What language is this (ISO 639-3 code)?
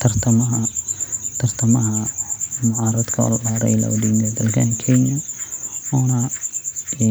som